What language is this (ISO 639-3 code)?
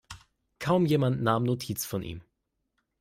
deu